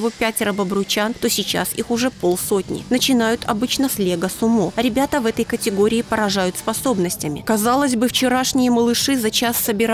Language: Russian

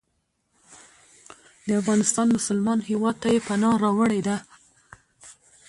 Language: Pashto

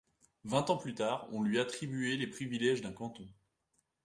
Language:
French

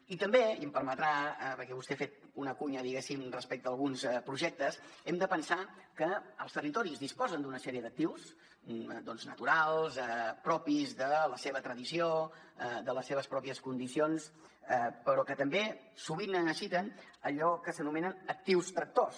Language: Catalan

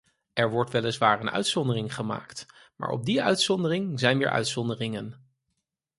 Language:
Dutch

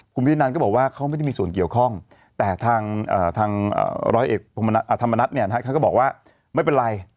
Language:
Thai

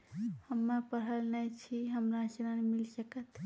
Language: Maithili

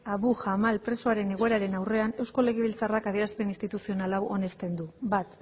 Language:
Basque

